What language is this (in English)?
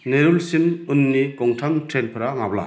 Bodo